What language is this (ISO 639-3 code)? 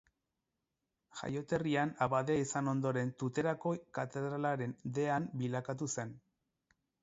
eus